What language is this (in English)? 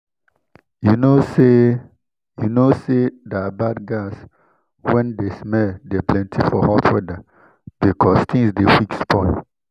Nigerian Pidgin